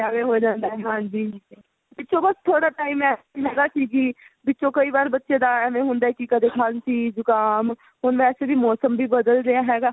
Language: Punjabi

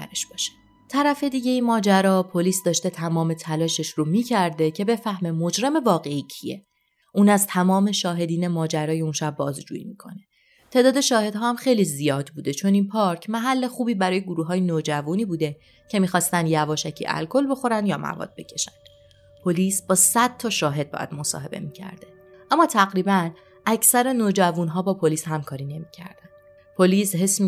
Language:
Persian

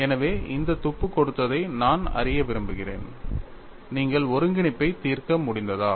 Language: Tamil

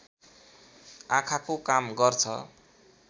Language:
Nepali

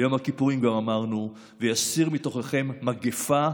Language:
Hebrew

